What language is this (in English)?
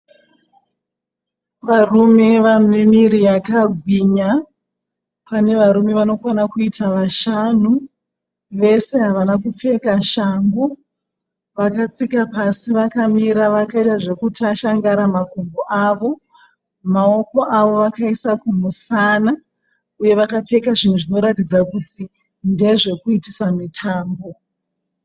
Shona